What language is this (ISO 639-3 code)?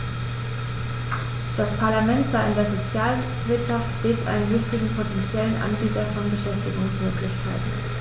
deu